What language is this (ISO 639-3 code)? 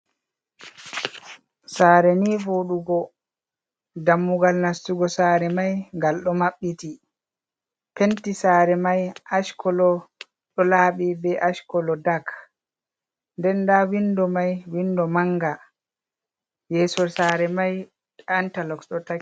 ful